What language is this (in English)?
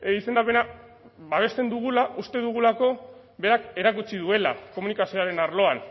Basque